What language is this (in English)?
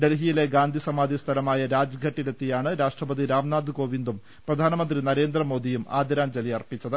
Malayalam